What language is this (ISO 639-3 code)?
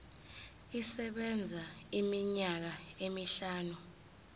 zul